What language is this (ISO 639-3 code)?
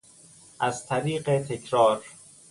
fas